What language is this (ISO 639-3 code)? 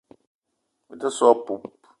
eto